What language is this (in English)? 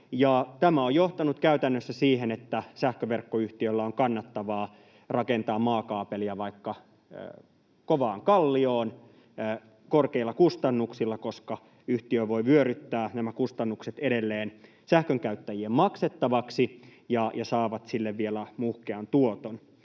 Finnish